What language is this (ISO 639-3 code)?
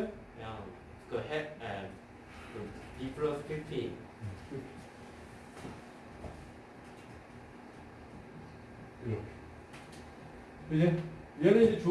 kor